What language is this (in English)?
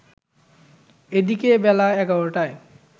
Bangla